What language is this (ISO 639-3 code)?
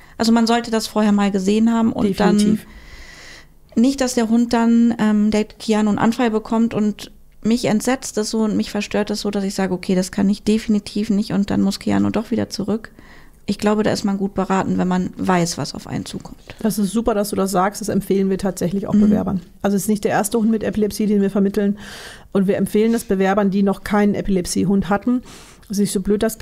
deu